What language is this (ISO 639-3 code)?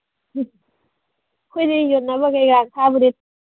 mni